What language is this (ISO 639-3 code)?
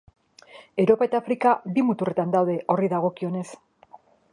eus